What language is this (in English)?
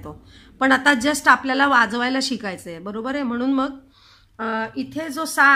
Hindi